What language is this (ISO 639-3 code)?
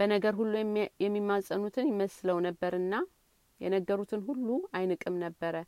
amh